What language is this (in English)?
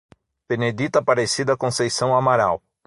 Portuguese